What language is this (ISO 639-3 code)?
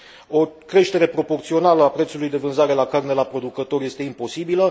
ron